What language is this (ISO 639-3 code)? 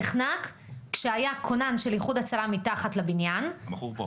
heb